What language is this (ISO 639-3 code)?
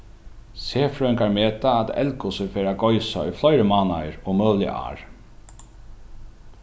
fao